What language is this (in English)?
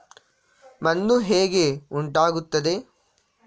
Kannada